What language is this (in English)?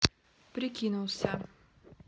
Russian